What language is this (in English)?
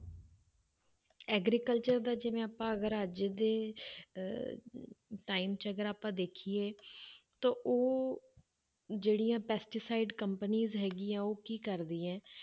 Punjabi